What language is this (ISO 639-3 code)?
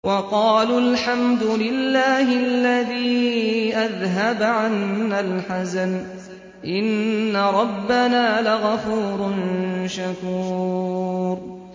ara